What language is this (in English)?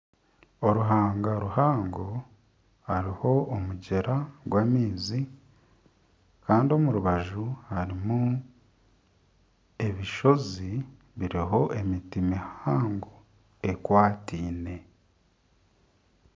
Nyankole